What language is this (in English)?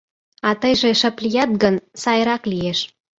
Mari